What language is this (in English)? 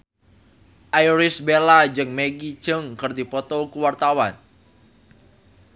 Sundanese